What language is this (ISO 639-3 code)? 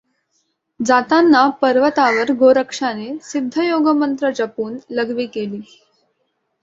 mar